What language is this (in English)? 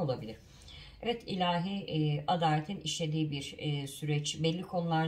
Turkish